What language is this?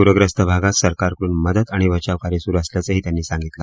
Marathi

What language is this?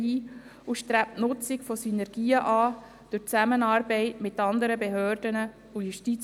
Swiss German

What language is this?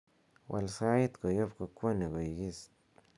Kalenjin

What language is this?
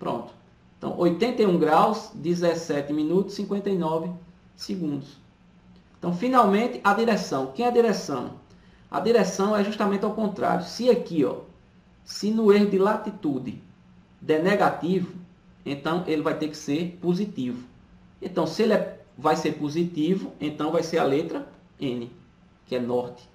Portuguese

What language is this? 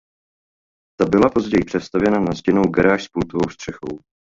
Czech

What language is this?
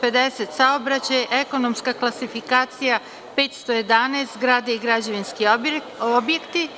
Serbian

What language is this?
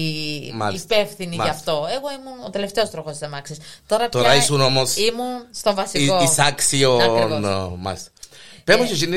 Greek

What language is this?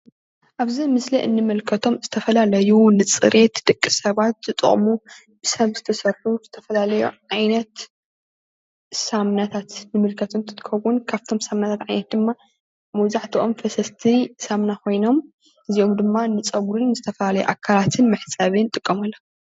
Tigrinya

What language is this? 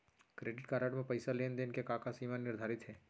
Chhattisgarhi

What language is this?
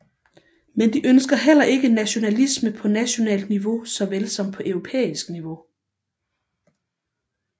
Danish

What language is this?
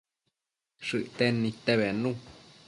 Matsés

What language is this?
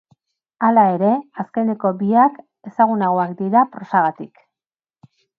Basque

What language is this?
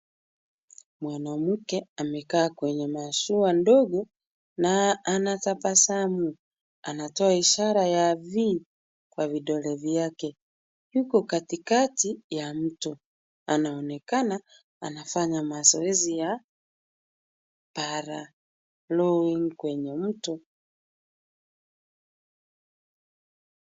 Swahili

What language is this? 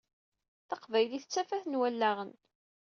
Kabyle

